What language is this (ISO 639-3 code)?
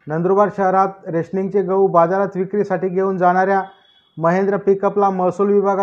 mar